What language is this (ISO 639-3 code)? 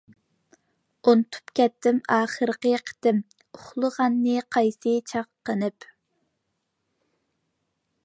uig